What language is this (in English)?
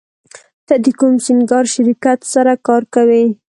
Pashto